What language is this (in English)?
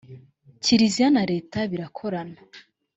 Kinyarwanda